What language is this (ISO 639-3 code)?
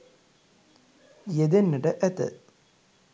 sin